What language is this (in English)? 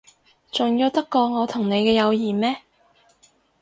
Cantonese